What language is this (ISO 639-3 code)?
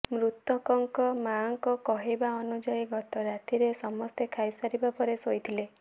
ori